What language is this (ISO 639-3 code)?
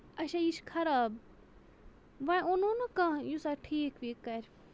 kas